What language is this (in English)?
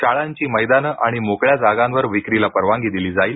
Marathi